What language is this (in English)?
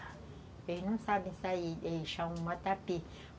Portuguese